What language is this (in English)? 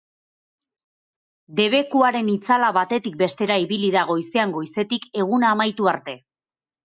Basque